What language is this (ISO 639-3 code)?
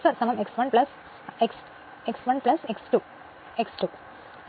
mal